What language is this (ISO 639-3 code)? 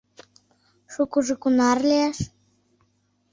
chm